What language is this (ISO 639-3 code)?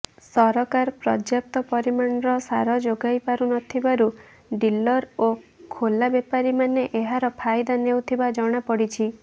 ori